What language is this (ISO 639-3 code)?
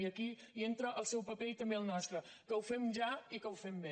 cat